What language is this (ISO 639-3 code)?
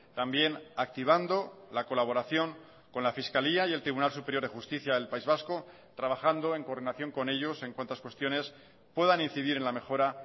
spa